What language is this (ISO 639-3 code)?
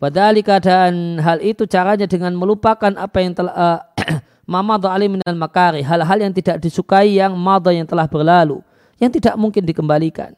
ind